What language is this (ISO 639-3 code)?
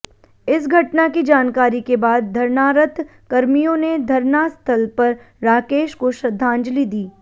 hin